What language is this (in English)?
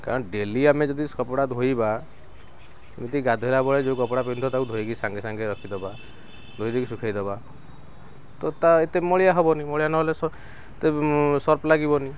Odia